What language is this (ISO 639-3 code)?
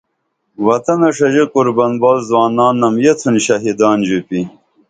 dml